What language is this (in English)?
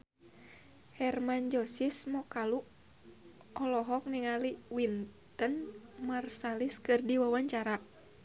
Sundanese